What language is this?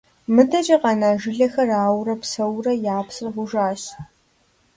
Kabardian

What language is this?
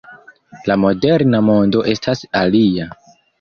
Esperanto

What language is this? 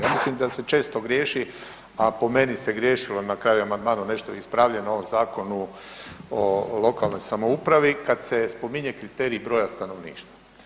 Croatian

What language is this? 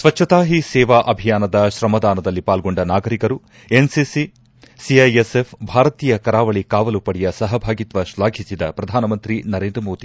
Kannada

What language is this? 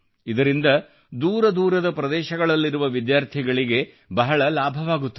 Kannada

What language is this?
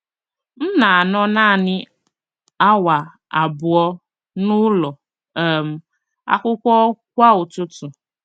Igbo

